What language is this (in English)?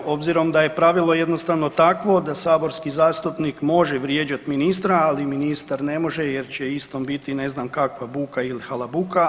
Croatian